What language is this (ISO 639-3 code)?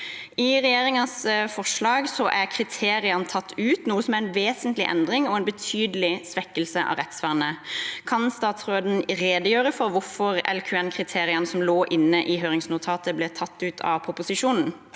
nor